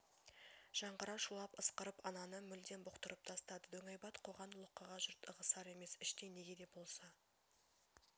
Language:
Kazakh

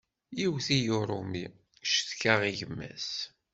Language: Kabyle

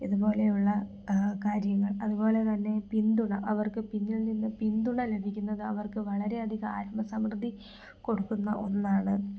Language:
Malayalam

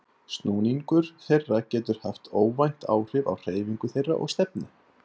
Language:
Icelandic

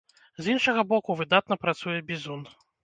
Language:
Belarusian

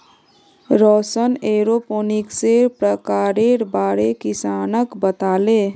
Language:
Magahi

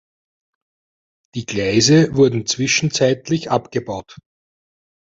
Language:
German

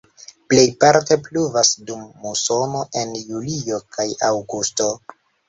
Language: Esperanto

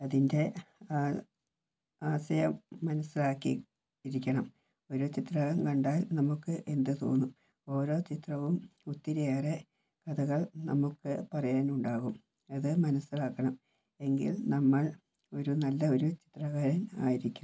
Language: Malayalam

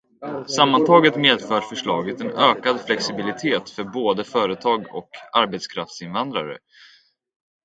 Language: Swedish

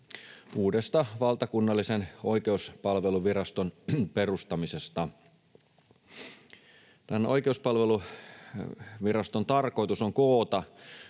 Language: Finnish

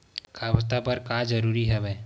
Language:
Chhattisgarhi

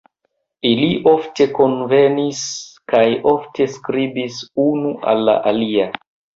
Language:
Esperanto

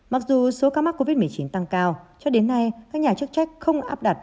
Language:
Vietnamese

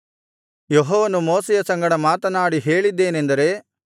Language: Kannada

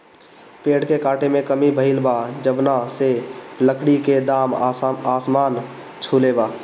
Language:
Bhojpuri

